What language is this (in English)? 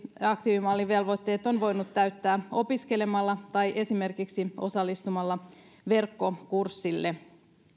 Finnish